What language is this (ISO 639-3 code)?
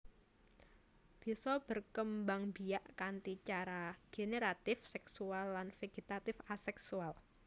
jav